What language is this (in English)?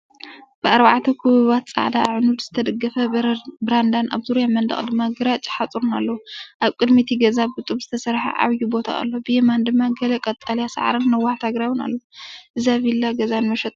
Tigrinya